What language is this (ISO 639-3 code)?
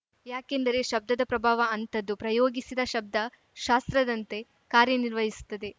kan